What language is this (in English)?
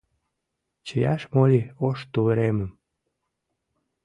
Mari